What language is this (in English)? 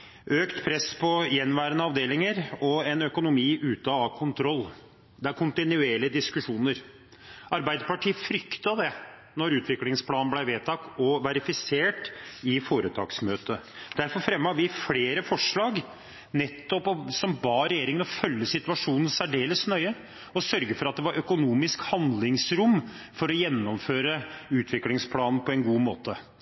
Norwegian Bokmål